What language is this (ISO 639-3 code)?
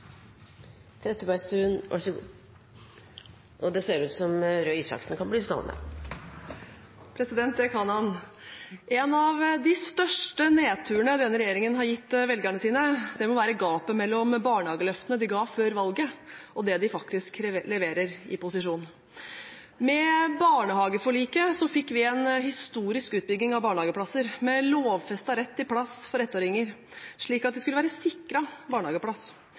nob